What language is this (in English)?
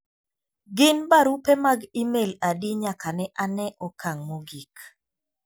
Luo (Kenya and Tanzania)